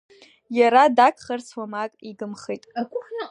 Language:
Abkhazian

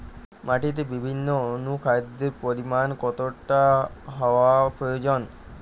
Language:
Bangla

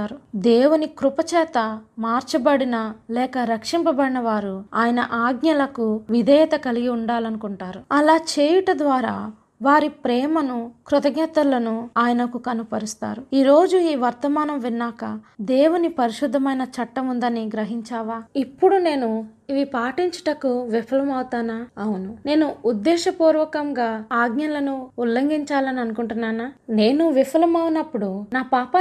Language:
Telugu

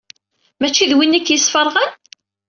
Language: Kabyle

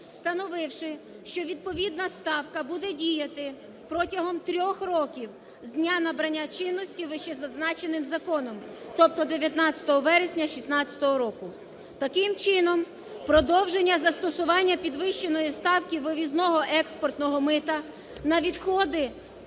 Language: Ukrainian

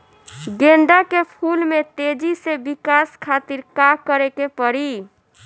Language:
Bhojpuri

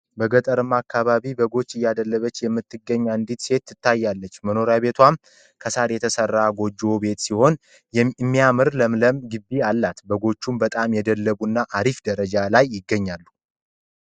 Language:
Amharic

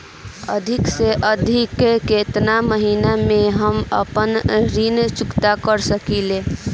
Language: Bhojpuri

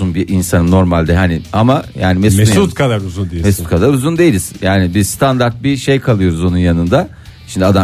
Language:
Turkish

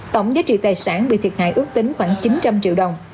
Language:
Vietnamese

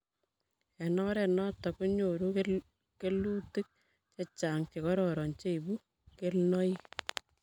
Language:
Kalenjin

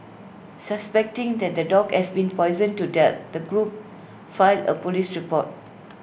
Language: English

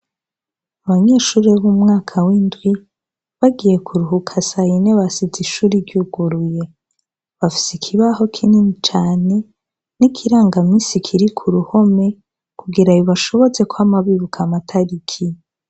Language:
Rundi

